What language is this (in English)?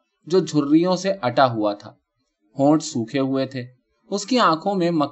Urdu